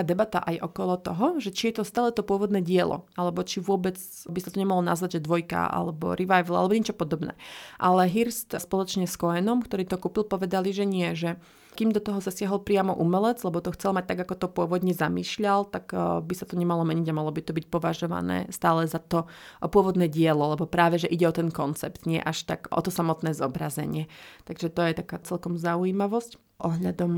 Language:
Slovak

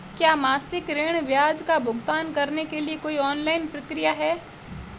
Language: Hindi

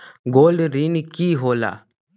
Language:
Magahi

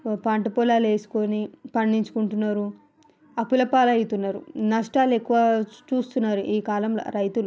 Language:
Telugu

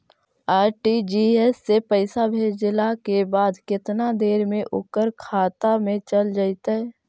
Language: Magahi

